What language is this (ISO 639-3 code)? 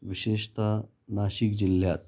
mar